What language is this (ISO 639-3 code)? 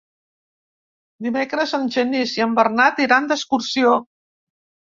cat